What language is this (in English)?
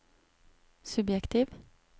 Norwegian